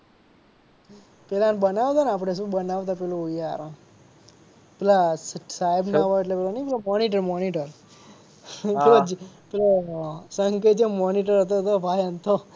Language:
Gujarati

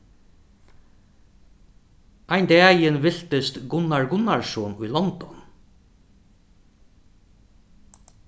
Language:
Faroese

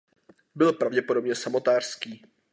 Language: Czech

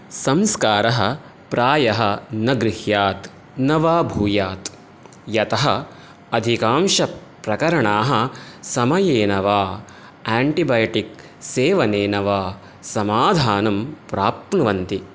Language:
Sanskrit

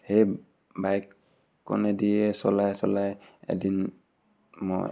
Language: Assamese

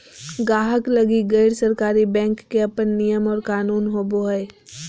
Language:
Magahi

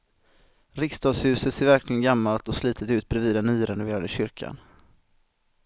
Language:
Swedish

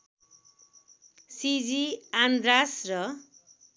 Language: Nepali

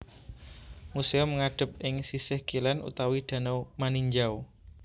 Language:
Javanese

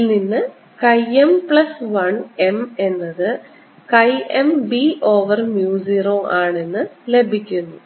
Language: Malayalam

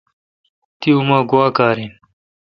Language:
Kalkoti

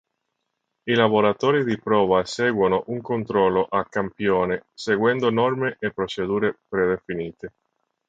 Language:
Italian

